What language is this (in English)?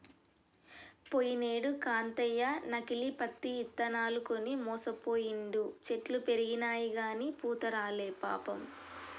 Telugu